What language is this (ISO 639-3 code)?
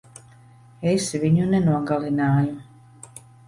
lav